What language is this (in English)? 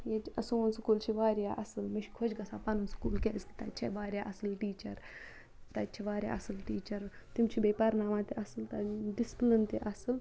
Kashmiri